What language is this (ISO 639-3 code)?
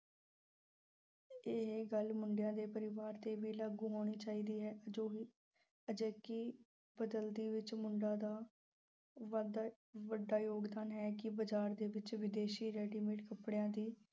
pan